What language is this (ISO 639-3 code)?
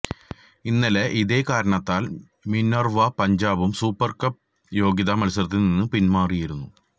mal